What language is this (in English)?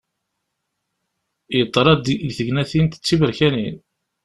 Kabyle